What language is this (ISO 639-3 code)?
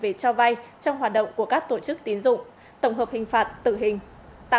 vie